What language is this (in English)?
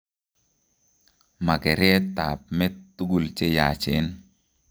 Kalenjin